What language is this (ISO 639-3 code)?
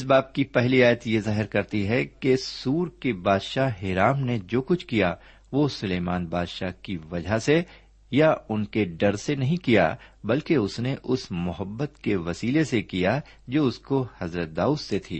urd